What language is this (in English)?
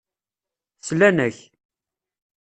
Kabyle